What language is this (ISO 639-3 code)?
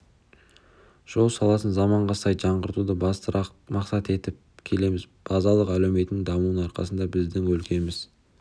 kaz